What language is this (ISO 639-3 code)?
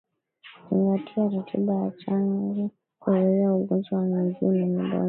swa